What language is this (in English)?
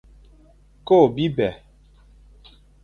Fang